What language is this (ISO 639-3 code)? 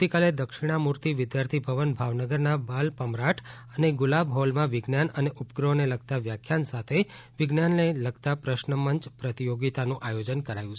guj